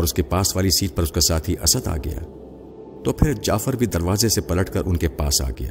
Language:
Urdu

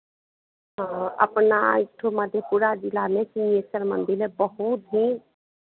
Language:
Hindi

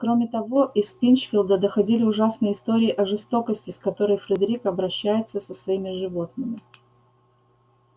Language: Russian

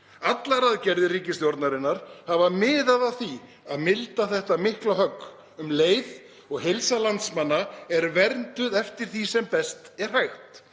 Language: Icelandic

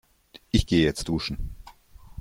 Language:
German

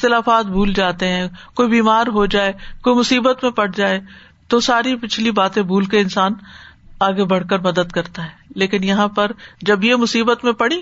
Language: Urdu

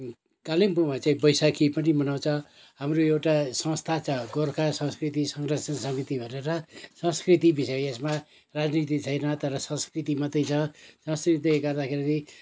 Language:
Nepali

